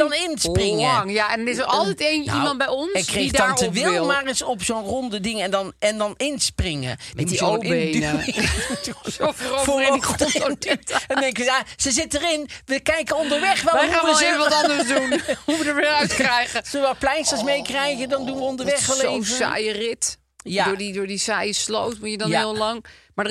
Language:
Dutch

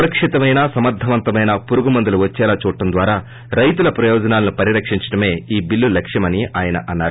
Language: Telugu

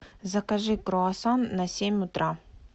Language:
Russian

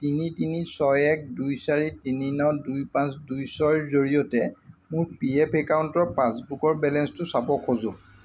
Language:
Assamese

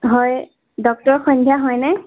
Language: Assamese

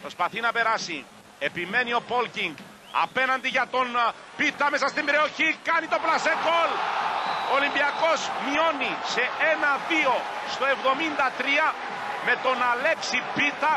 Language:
Greek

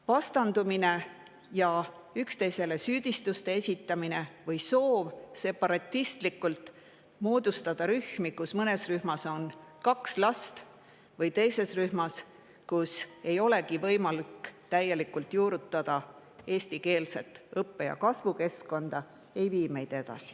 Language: Estonian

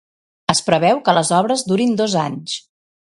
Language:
Catalan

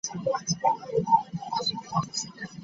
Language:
Ganda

